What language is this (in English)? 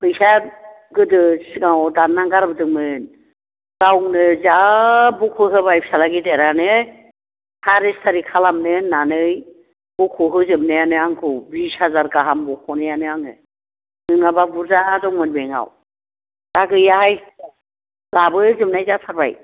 Bodo